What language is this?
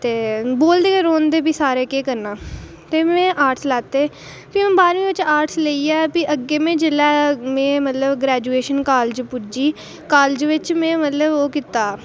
Dogri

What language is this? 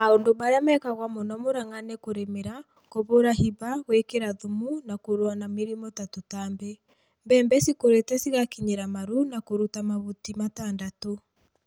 Kikuyu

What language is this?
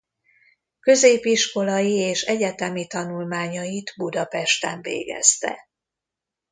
Hungarian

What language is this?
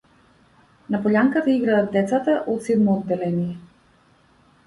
Macedonian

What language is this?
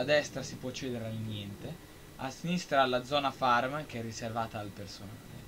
Italian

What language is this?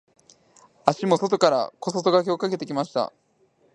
Japanese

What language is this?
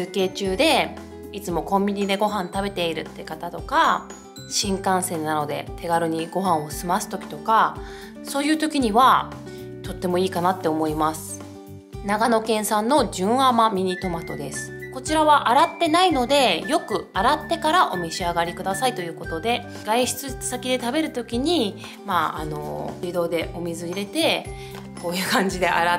Japanese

